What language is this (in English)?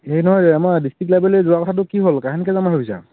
Assamese